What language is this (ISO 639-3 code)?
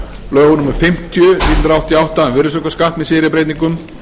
isl